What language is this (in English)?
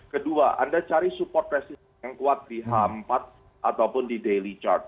Indonesian